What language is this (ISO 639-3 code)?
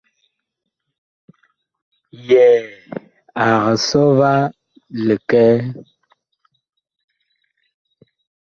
bkh